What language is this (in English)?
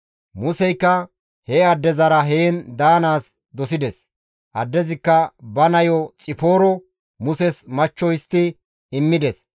Gamo